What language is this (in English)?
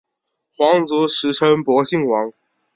Chinese